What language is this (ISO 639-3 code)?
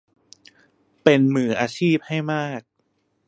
tha